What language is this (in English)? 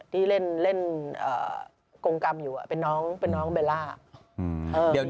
Thai